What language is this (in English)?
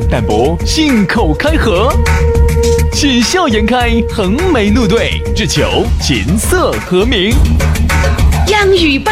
Chinese